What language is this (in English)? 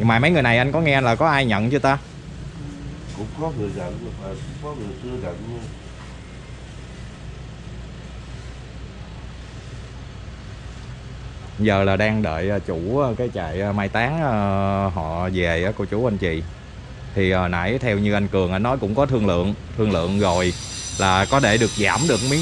Vietnamese